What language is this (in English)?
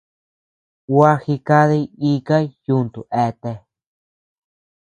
Tepeuxila Cuicatec